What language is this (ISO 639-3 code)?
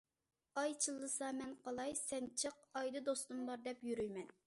uig